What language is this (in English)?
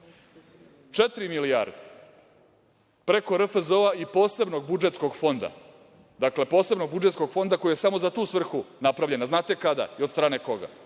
Serbian